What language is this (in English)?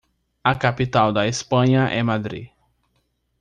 Portuguese